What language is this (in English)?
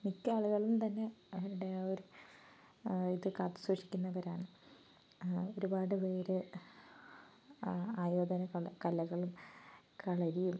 Malayalam